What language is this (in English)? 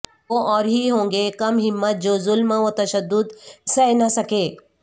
Urdu